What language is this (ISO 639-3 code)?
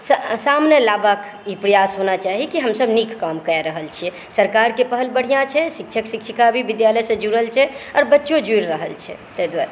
mai